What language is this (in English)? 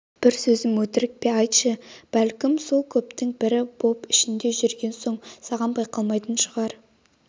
Kazakh